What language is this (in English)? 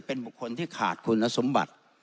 Thai